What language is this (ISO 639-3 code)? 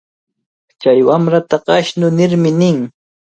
qvl